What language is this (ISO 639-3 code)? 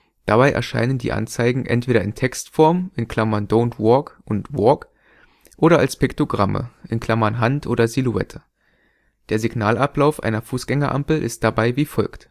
deu